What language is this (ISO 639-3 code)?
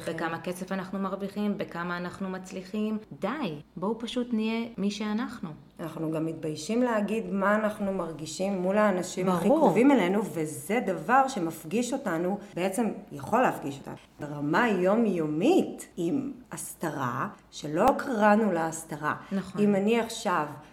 heb